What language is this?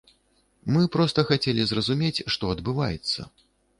Belarusian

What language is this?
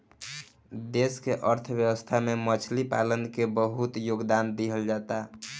Bhojpuri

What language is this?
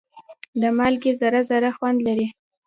Pashto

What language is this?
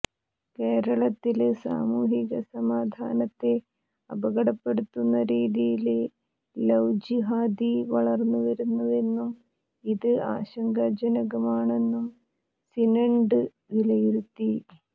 Malayalam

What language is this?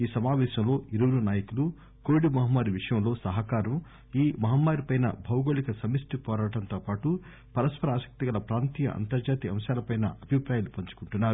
Telugu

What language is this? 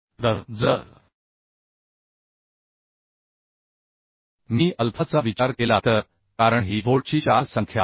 Marathi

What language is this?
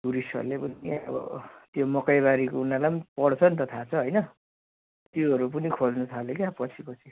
Nepali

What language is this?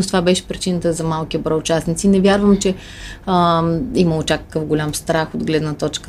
Bulgarian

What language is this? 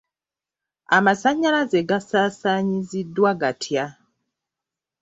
Ganda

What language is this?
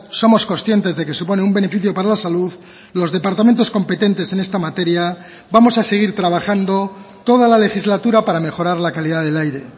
Spanish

